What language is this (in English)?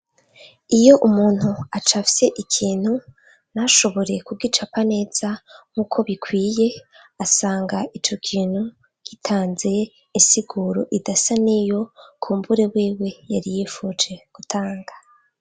Rundi